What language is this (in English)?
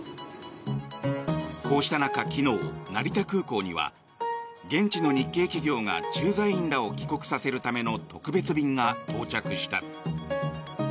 Japanese